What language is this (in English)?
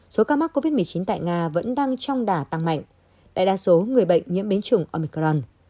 Vietnamese